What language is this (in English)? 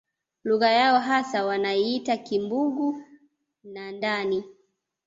Swahili